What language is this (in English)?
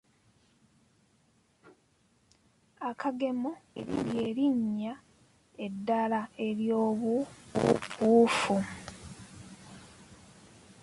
Ganda